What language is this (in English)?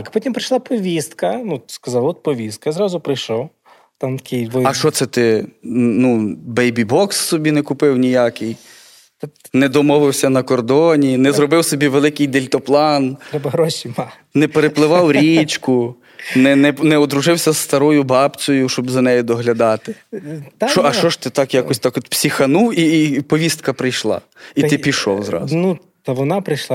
Ukrainian